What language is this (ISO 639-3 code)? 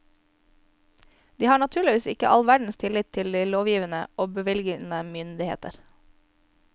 nor